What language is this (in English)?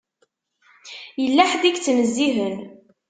Kabyle